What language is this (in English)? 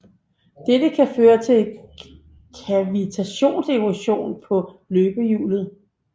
Danish